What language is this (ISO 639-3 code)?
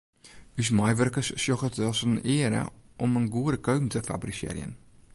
fry